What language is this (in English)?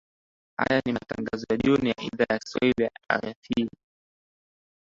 Swahili